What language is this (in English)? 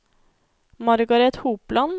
Norwegian